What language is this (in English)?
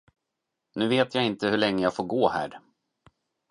Swedish